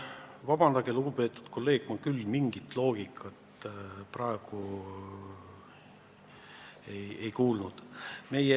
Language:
Estonian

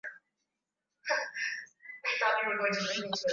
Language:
Swahili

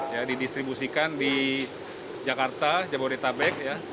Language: Indonesian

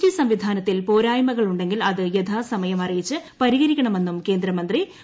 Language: Malayalam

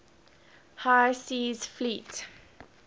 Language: English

